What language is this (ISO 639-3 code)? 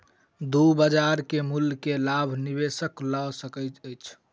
mai